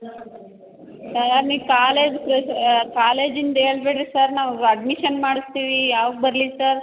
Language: Kannada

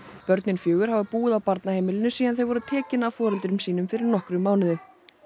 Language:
Icelandic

